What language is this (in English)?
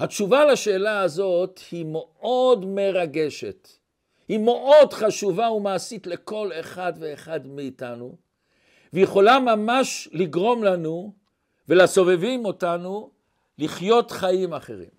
Hebrew